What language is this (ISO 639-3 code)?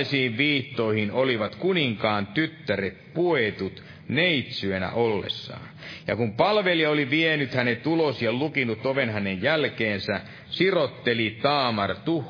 fin